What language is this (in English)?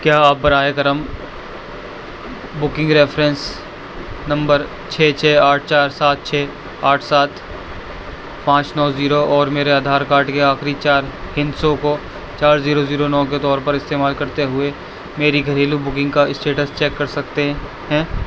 Urdu